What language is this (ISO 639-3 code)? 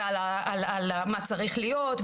heb